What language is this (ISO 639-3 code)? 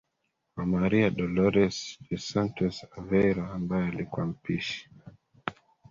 swa